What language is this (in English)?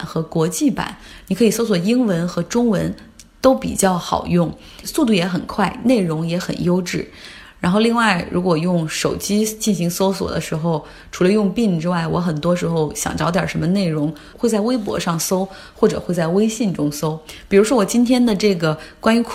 Chinese